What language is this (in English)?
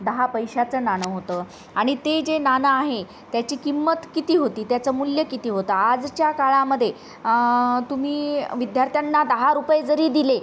Marathi